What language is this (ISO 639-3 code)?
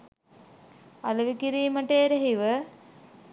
sin